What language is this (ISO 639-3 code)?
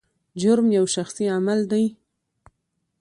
pus